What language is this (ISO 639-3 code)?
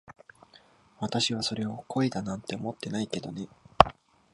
jpn